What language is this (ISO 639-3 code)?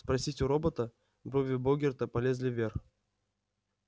rus